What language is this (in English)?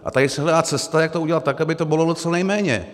Czech